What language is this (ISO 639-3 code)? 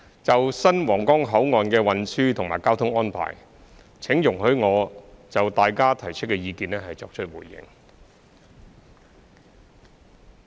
yue